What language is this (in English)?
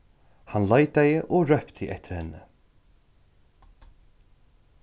Faroese